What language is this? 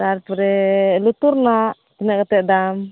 Santali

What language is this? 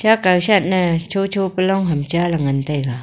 Wancho Naga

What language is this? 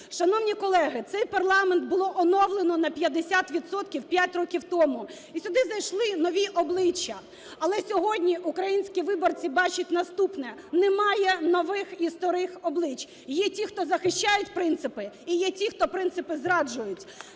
Ukrainian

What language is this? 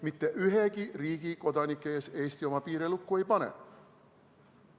Estonian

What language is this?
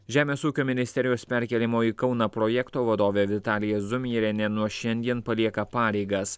Lithuanian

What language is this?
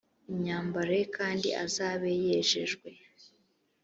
Kinyarwanda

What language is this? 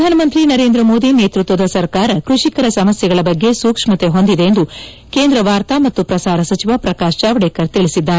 Kannada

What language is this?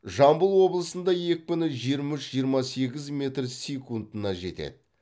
Kazakh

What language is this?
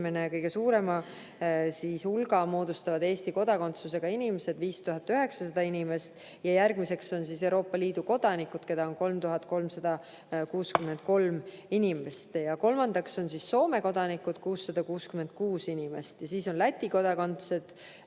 Estonian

